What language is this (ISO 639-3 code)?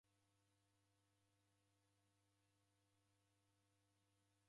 dav